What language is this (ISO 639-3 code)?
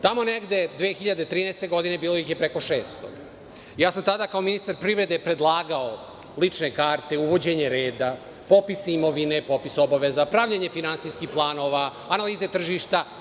srp